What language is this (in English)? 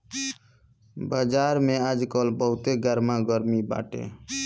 Bhojpuri